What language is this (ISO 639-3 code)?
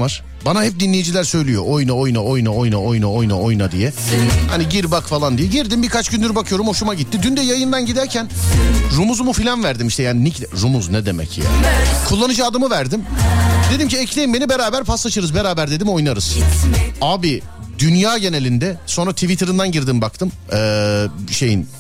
tur